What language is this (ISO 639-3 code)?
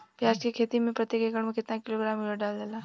bho